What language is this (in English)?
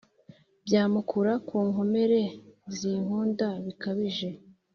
Kinyarwanda